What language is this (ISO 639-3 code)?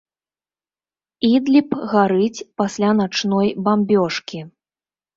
bel